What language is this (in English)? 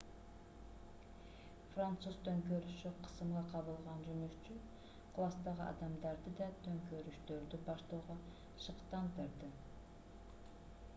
Kyrgyz